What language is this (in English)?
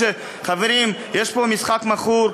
Hebrew